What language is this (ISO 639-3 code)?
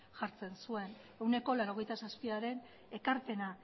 eus